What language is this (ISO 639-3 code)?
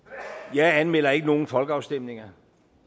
dan